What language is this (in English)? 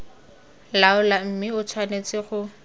Tswana